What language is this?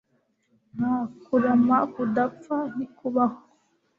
Kinyarwanda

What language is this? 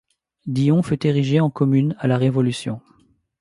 French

